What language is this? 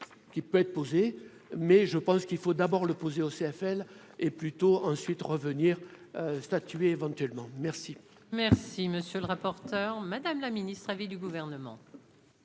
French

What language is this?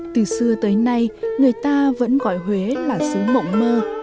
Vietnamese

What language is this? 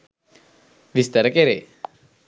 Sinhala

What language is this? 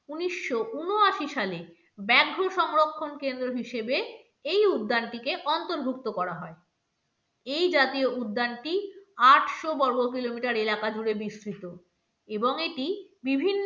Bangla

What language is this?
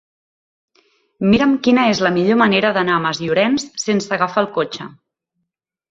Catalan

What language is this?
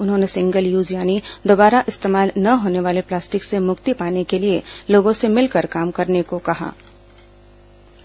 Hindi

